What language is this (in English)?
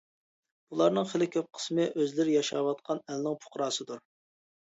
Uyghur